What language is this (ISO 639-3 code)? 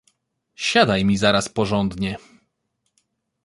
pol